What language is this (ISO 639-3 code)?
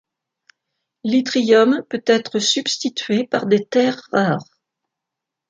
fra